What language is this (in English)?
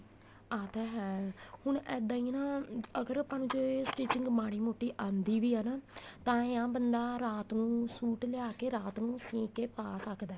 Punjabi